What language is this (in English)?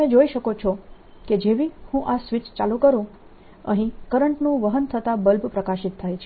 Gujarati